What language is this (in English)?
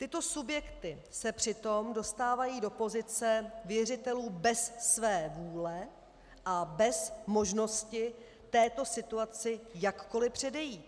Czech